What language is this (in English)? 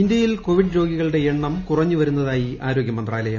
Malayalam